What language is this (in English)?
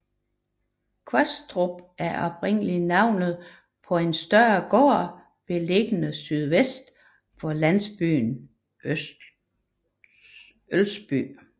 Danish